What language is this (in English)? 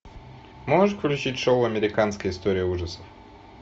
Russian